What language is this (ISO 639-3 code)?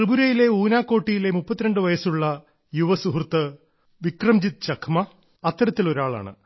mal